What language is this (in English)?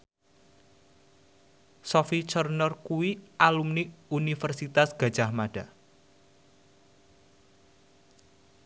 Javanese